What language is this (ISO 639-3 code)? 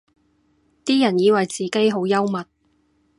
yue